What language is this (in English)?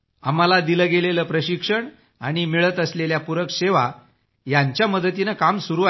Marathi